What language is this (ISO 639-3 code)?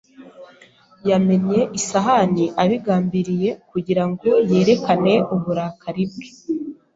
kin